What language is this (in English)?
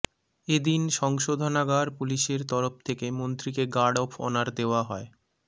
Bangla